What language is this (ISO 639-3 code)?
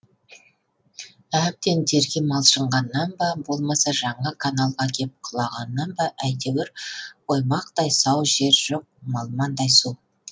kaz